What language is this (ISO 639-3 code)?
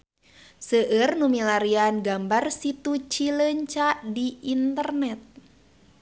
sun